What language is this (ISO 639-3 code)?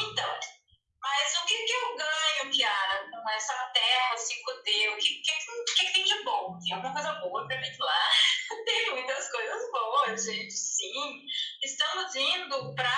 por